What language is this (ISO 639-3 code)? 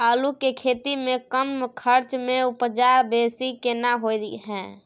mai